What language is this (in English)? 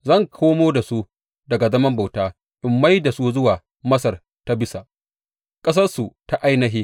Hausa